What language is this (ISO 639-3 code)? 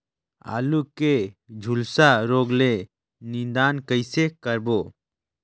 hne